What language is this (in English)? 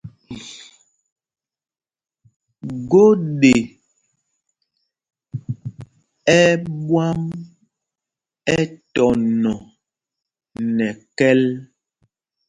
Mpumpong